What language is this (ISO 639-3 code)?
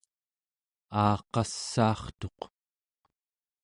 esu